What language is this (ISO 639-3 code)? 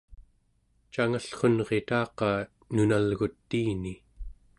esu